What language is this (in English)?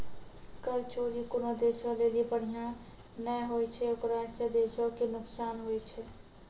Maithili